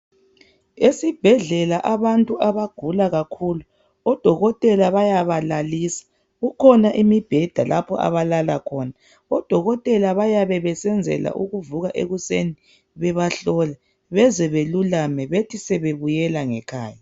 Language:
North Ndebele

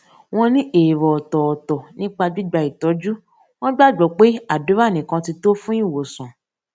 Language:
Yoruba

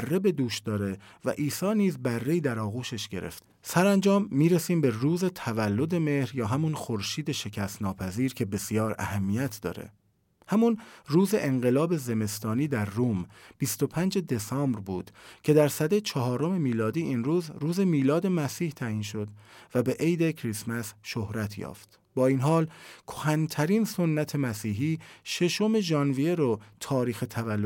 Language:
Persian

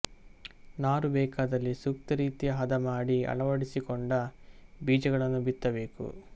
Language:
Kannada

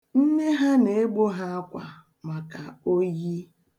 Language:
Igbo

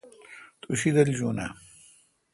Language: Kalkoti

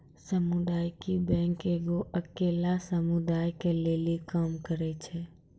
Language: Maithili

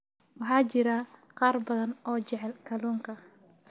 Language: Somali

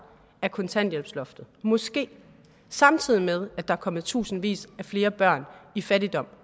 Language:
Danish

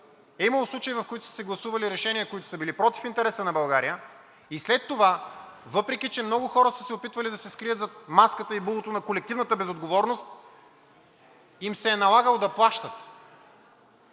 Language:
Bulgarian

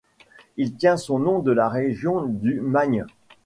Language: French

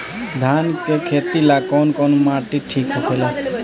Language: Bhojpuri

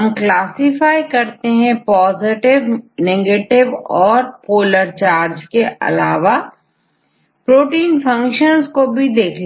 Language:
Hindi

